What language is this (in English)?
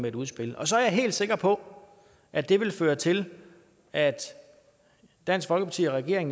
Danish